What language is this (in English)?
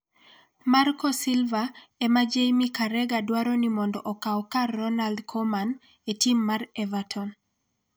Luo (Kenya and Tanzania)